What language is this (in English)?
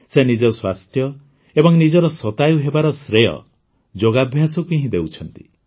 Odia